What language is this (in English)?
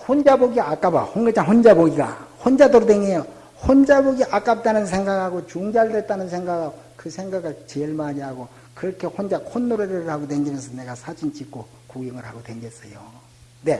Korean